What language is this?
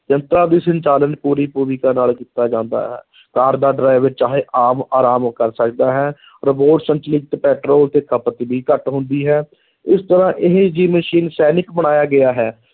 Punjabi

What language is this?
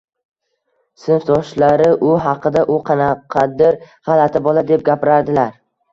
Uzbek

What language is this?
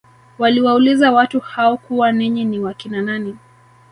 Swahili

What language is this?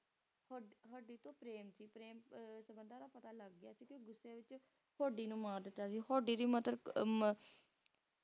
Punjabi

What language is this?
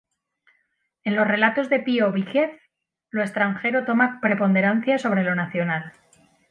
Spanish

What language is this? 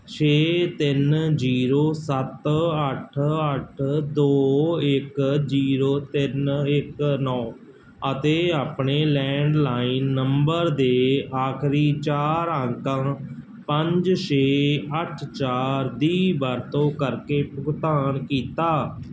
Punjabi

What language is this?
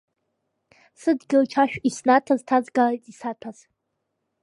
Abkhazian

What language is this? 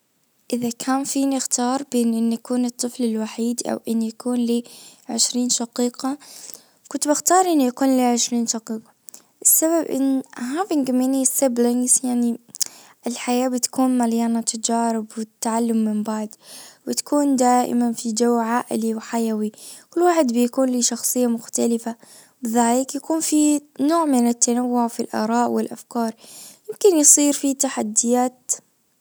Najdi Arabic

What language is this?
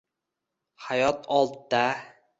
Uzbek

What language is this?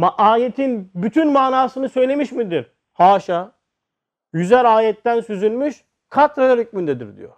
Turkish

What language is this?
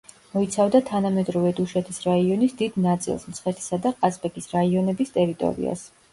Georgian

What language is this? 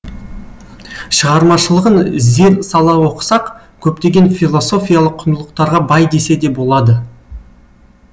Kazakh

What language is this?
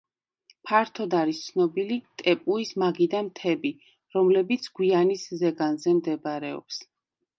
Georgian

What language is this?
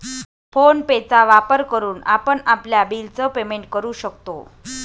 Marathi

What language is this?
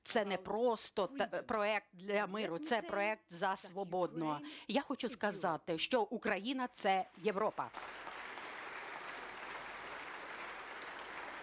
Ukrainian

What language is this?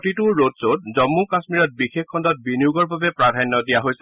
Assamese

